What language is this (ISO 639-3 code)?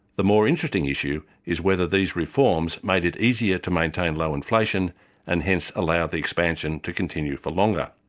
eng